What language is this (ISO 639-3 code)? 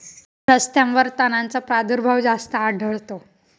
mar